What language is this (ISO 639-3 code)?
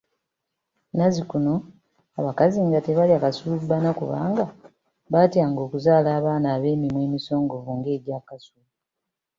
lug